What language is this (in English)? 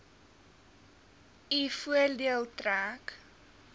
Afrikaans